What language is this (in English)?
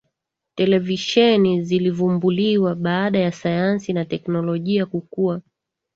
Swahili